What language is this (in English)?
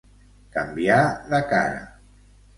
Catalan